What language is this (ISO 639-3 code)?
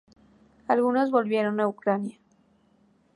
spa